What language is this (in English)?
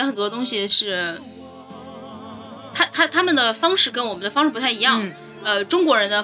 Chinese